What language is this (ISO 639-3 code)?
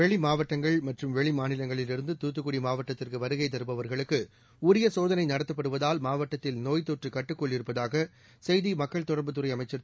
tam